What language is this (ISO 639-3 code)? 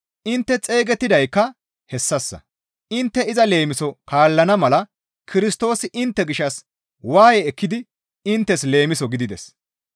gmv